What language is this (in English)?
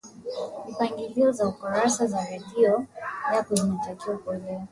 Swahili